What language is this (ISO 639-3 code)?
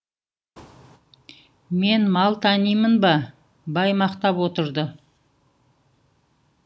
kaz